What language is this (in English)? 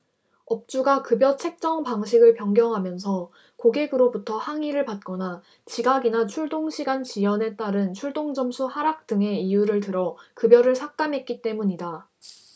Korean